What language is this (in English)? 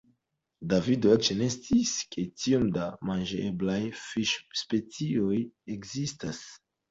Esperanto